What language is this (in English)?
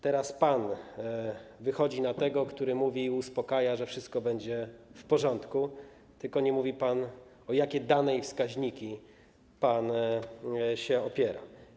Polish